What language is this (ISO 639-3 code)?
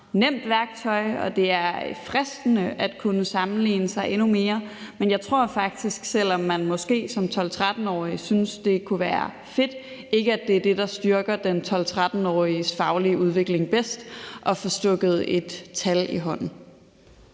dan